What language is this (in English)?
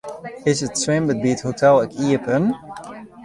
Western Frisian